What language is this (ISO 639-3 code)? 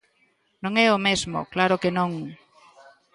glg